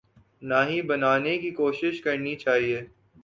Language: Urdu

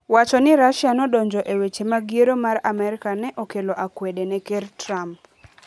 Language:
Luo (Kenya and Tanzania)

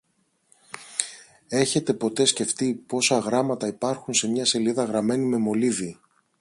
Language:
Greek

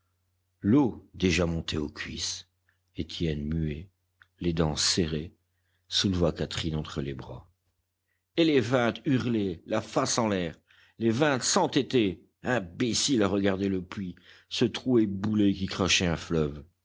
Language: French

